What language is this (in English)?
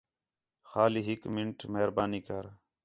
Khetrani